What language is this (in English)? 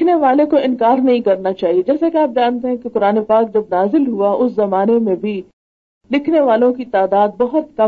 Urdu